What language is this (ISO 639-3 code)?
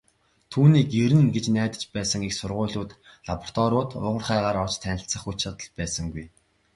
mon